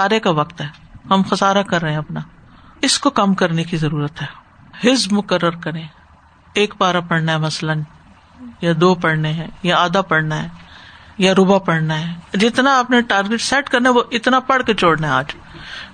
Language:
Urdu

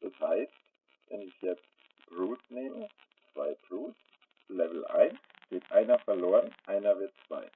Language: German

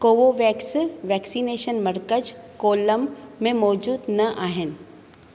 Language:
Sindhi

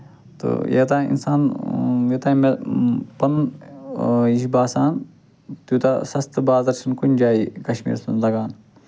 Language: Kashmiri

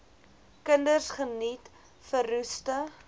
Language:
Afrikaans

